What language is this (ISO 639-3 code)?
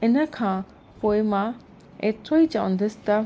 snd